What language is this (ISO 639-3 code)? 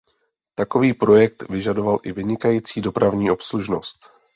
ces